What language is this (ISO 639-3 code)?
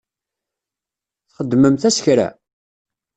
kab